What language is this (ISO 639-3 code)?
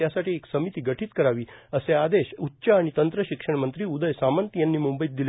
mar